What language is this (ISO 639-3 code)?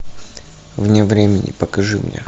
rus